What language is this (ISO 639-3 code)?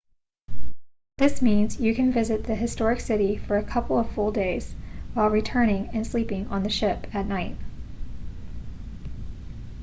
eng